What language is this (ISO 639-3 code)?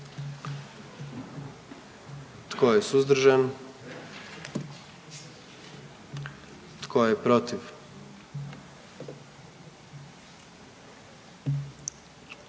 hrv